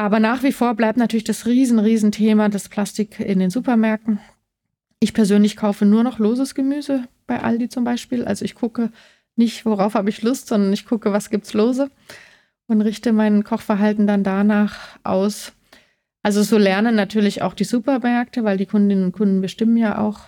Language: German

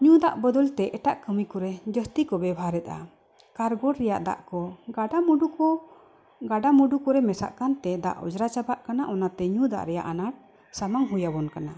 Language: Santali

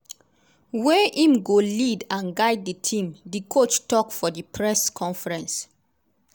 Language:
Nigerian Pidgin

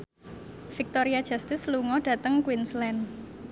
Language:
Javanese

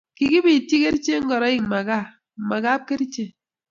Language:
Kalenjin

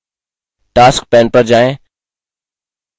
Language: Hindi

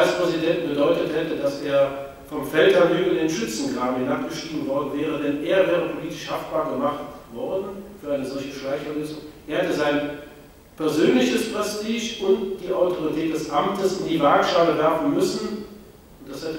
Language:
German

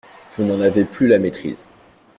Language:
French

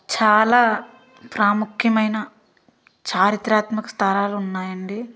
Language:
Telugu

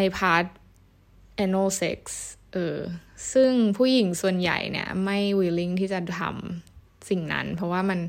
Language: Thai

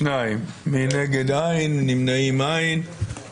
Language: Hebrew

